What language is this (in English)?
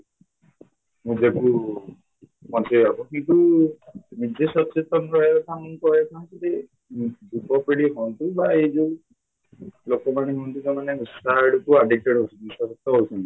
Odia